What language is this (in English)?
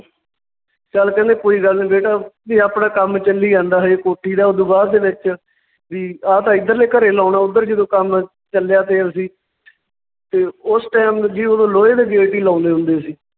Punjabi